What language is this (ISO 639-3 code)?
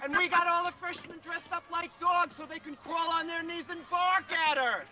eng